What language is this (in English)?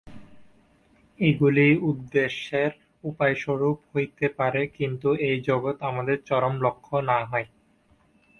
Bangla